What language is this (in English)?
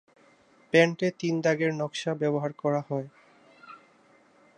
Bangla